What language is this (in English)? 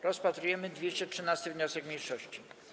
Polish